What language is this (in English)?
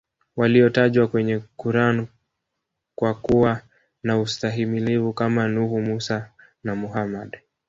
Swahili